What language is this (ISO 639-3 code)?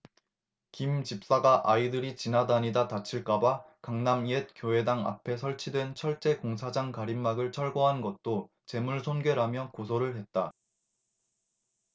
kor